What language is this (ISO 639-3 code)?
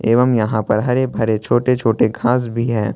hin